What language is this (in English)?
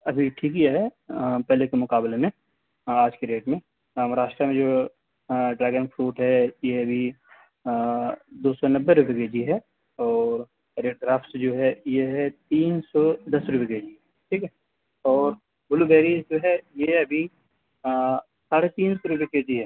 Urdu